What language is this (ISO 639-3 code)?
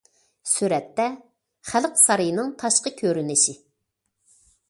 uig